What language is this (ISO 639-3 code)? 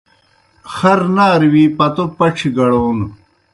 plk